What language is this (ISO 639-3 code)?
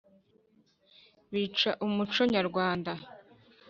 kin